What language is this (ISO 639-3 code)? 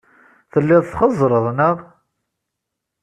kab